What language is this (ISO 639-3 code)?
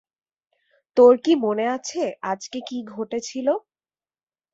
ben